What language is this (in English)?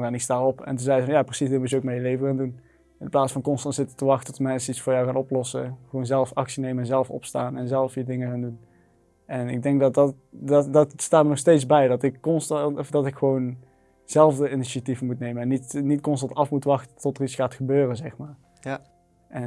Dutch